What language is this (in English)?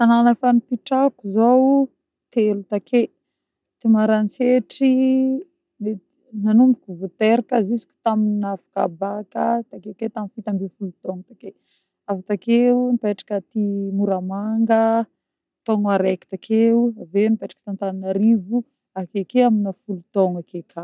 Northern Betsimisaraka Malagasy